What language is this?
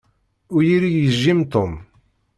Kabyle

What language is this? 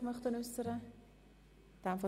Swiss German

